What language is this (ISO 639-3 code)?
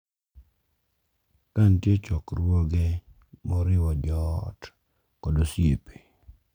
luo